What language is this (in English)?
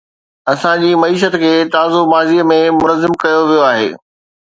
Sindhi